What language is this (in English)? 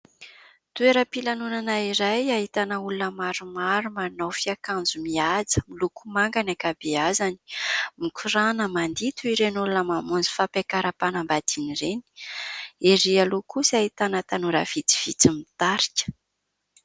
Malagasy